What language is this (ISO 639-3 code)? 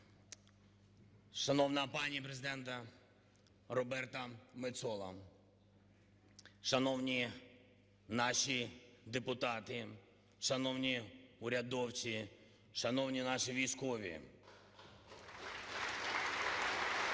ukr